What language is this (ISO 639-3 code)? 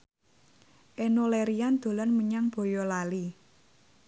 jav